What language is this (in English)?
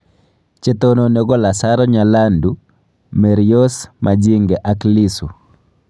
Kalenjin